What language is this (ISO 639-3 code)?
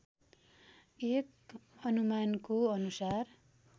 nep